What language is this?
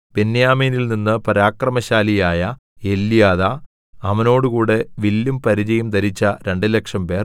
Malayalam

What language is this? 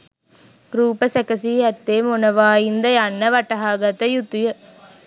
Sinhala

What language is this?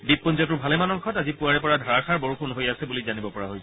Assamese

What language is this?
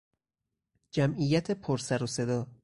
Persian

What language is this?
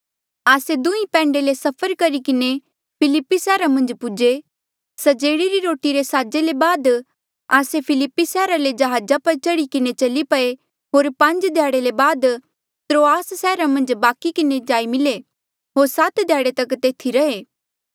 Mandeali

